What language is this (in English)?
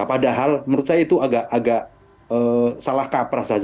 Indonesian